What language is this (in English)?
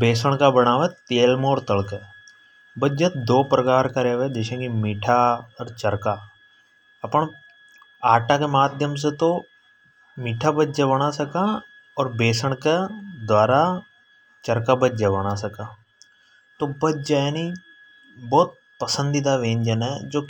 Hadothi